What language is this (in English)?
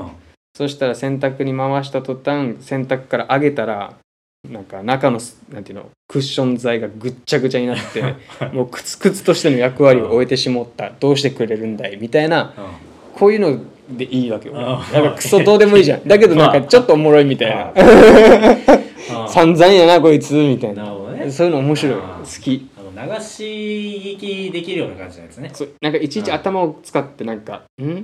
Japanese